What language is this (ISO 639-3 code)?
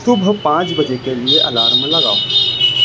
urd